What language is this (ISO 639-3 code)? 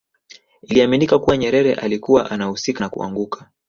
swa